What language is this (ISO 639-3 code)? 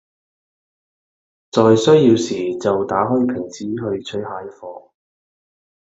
yue